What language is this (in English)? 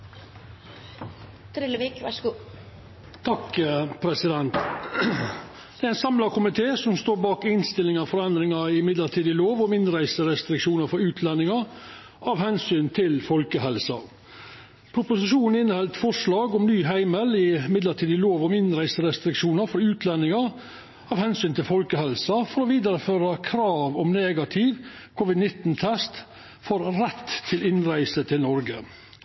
Norwegian Nynorsk